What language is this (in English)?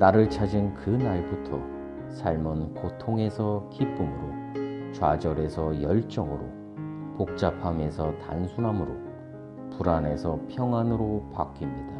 Korean